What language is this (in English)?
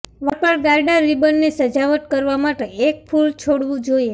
Gujarati